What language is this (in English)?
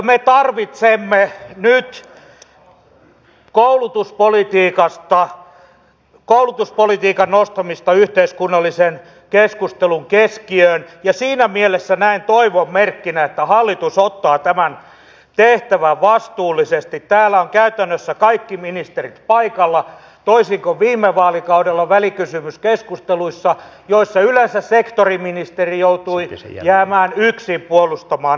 Finnish